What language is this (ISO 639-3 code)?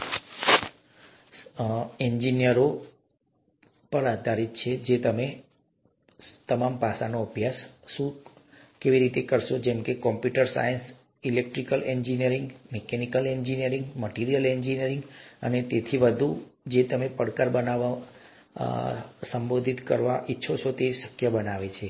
guj